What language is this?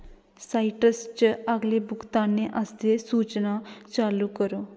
Dogri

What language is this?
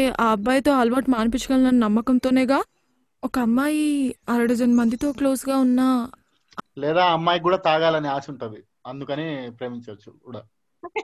Telugu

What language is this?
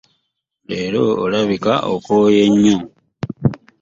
Ganda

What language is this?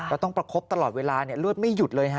Thai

